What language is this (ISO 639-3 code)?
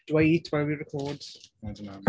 eng